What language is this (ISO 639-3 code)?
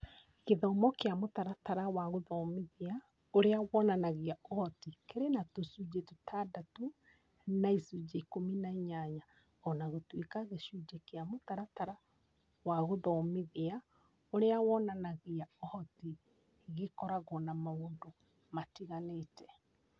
kik